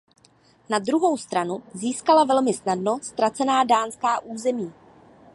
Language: Czech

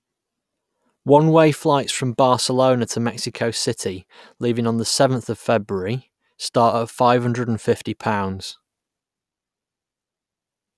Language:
English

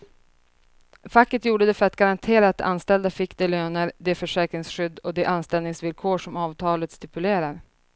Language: Swedish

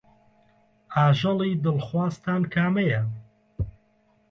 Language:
Central Kurdish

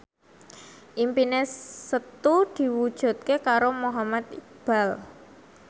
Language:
Javanese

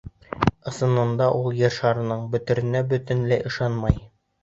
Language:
Bashkir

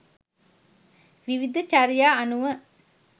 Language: Sinhala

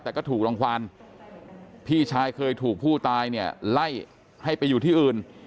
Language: Thai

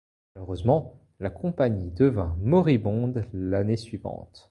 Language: French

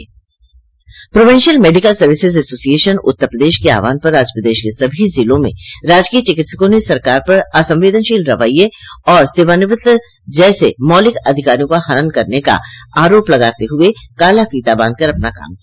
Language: Hindi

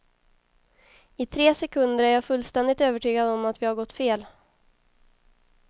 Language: Swedish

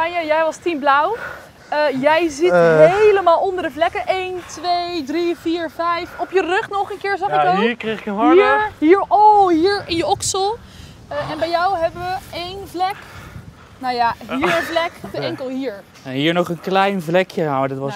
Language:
Dutch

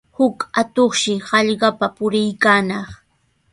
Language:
Sihuas Ancash Quechua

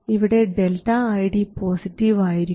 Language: Malayalam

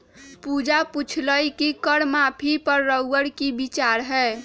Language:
Magahi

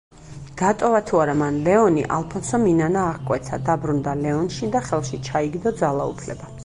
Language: Georgian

